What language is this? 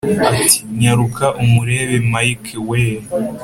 Kinyarwanda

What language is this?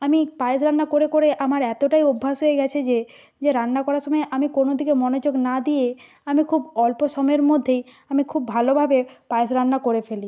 Bangla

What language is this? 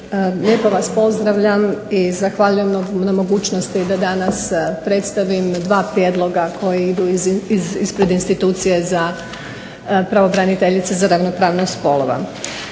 Croatian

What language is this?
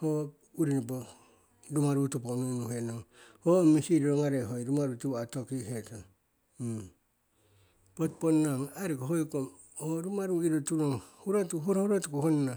Siwai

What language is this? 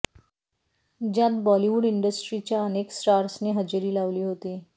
Marathi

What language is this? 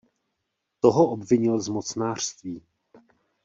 Czech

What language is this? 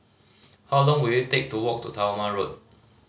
English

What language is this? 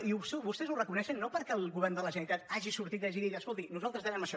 Catalan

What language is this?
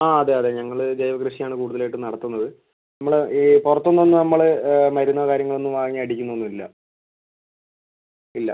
Malayalam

